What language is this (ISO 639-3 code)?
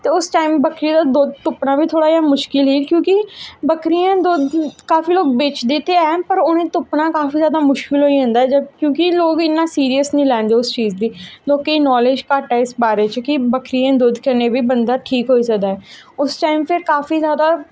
doi